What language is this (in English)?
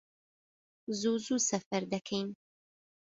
Central Kurdish